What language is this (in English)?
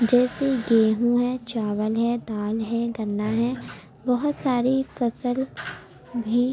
Urdu